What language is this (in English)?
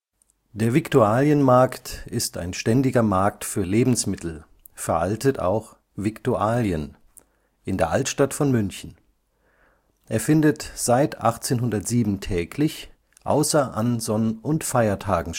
German